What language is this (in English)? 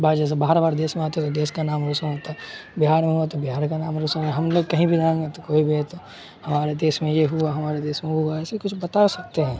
Urdu